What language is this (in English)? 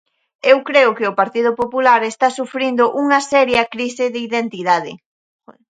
Galician